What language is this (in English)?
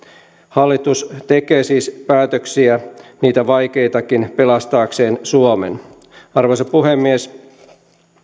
Finnish